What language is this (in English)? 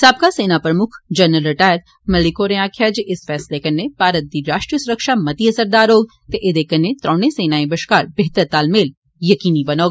Dogri